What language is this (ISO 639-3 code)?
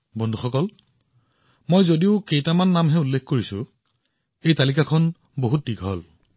asm